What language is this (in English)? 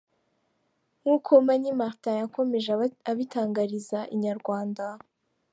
Kinyarwanda